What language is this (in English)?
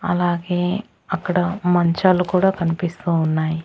Telugu